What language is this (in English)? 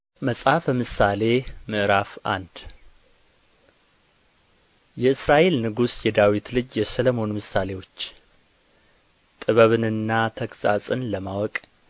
Amharic